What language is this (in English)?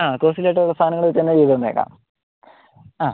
Malayalam